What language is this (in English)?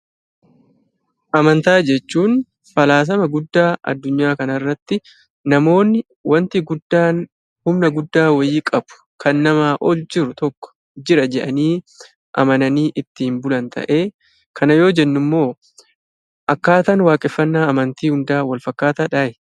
Oromo